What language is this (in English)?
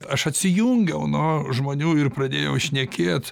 Lithuanian